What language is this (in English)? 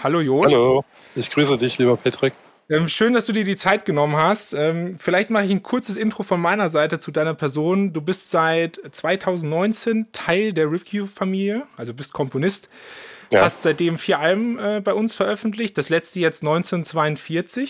German